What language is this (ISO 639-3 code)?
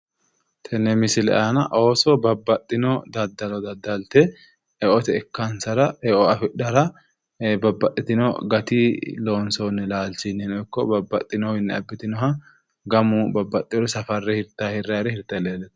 sid